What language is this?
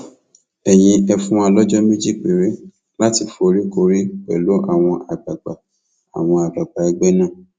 Yoruba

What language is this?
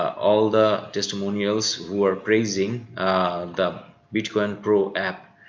English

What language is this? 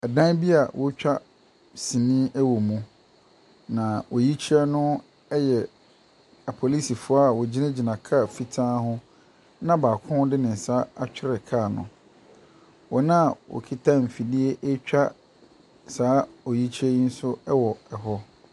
Akan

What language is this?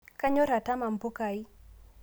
Masai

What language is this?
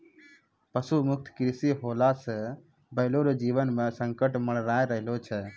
Maithili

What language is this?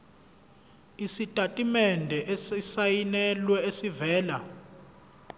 Zulu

